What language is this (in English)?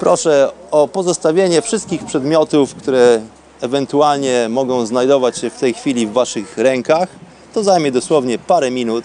Polish